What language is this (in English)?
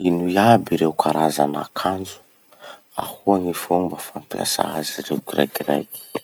Masikoro Malagasy